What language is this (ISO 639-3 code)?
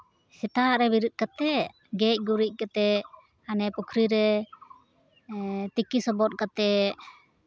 sat